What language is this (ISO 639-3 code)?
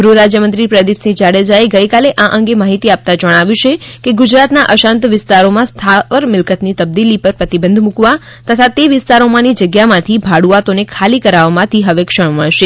guj